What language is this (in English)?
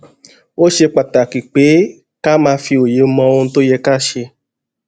Yoruba